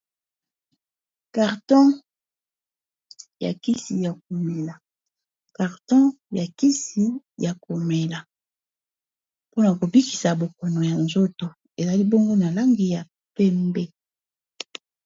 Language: Lingala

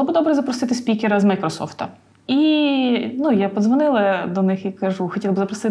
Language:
Ukrainian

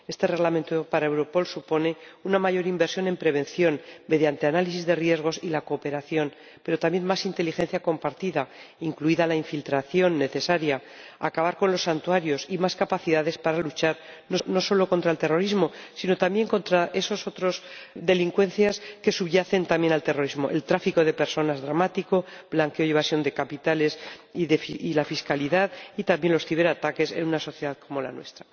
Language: Spanish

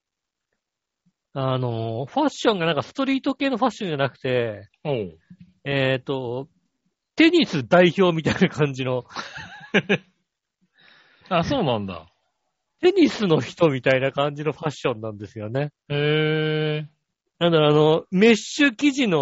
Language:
Japanese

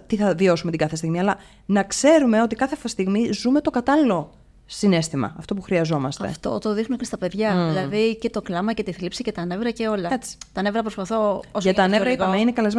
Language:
Greek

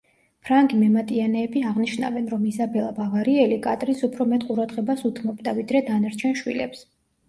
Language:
Georgian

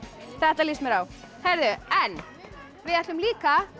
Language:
Icelandic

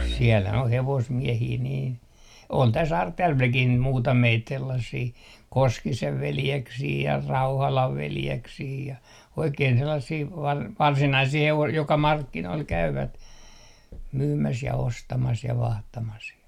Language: Finnish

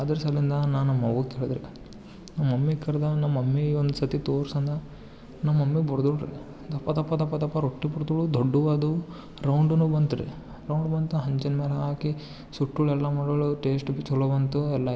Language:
Kannada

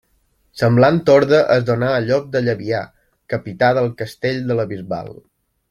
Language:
Catalan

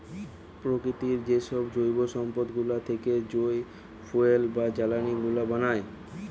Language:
Bangla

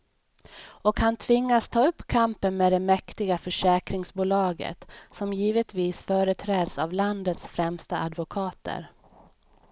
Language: Swedish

